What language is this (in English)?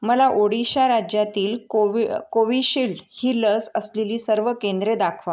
Marathi